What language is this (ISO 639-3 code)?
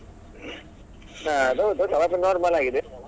kan